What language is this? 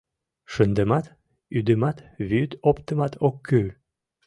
Mari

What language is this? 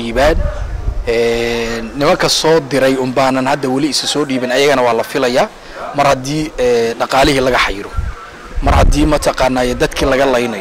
Arabic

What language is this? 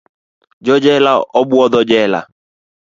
Luo (Kenya and Tanzania)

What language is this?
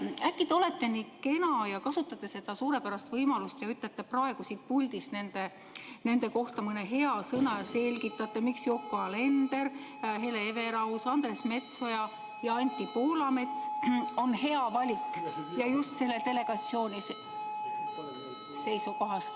Estonian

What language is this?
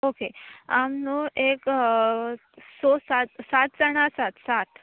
Konkani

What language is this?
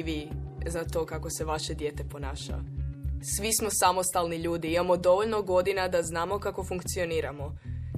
Croatian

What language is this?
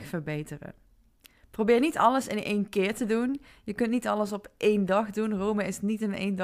Dutch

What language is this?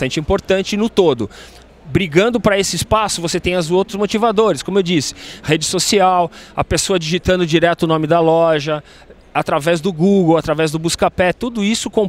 Portuguese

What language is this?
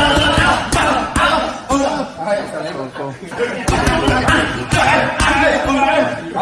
Chinese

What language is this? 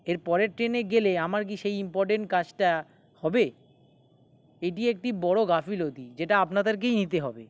Bangla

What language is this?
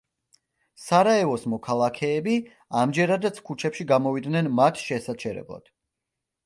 Georgian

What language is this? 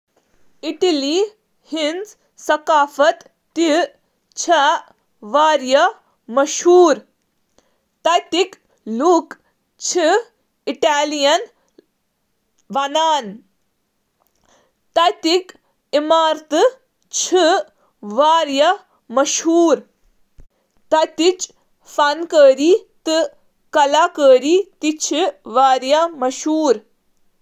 Kashmiri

